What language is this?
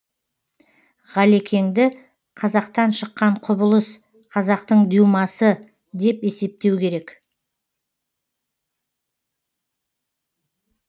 Kazakh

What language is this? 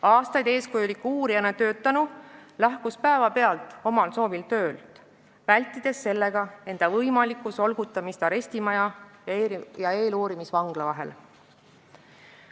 Estonian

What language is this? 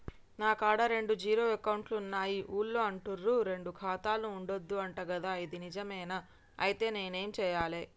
Telugu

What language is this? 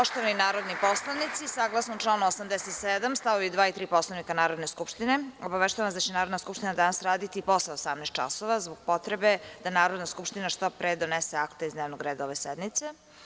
Serbian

